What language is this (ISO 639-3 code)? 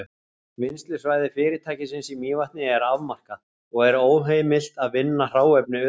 isl